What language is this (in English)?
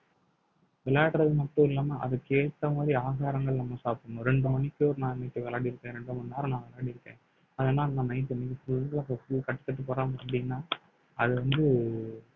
Tamil